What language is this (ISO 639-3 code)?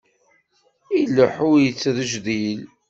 kab